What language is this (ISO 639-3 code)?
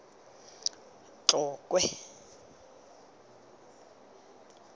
tsn